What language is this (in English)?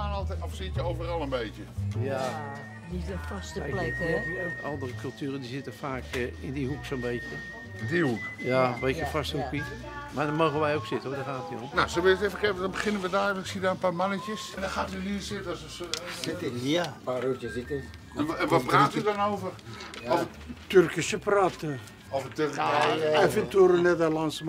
Dutch